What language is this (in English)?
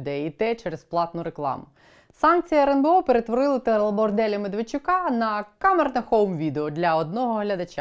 Ukrainian